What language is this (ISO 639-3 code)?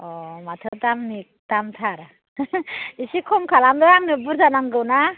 brx